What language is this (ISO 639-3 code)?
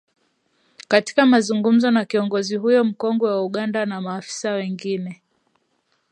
swa